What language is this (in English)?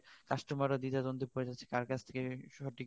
Bangla